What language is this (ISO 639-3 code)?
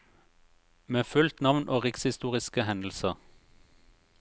nor